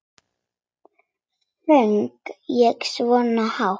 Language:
Icelandic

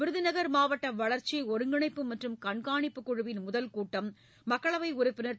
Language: Tamil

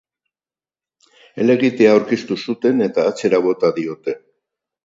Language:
Basque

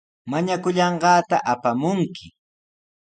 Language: Sihuas Ancash Quechua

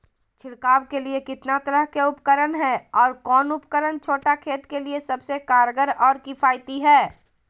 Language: Magahi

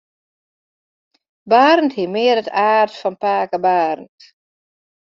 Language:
Western Frisian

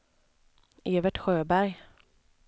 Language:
Swedish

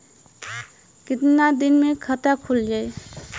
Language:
Bhojpuri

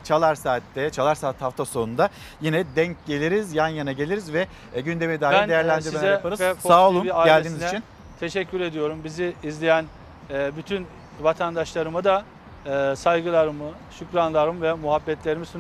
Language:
Turkish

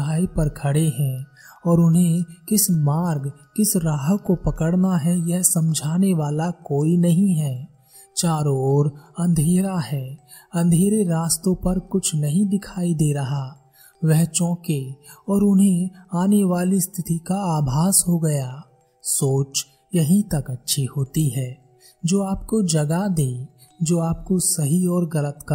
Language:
Hindi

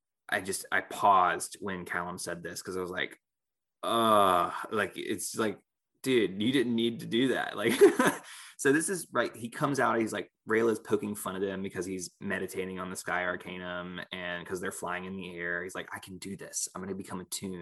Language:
English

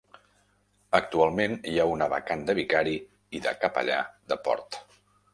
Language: Catalan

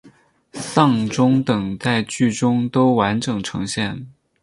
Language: Chinese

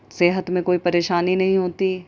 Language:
Urdu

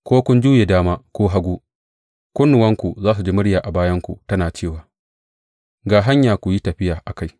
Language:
Hausa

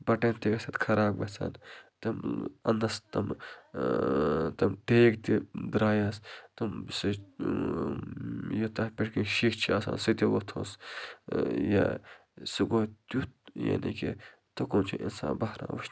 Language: Kashmiri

